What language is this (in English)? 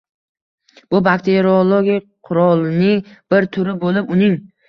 Uzbek